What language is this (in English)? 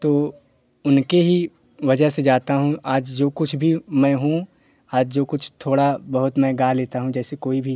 Hindi